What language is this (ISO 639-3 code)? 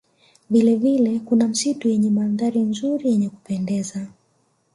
swa